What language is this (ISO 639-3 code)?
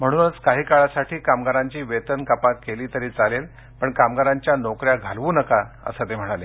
mar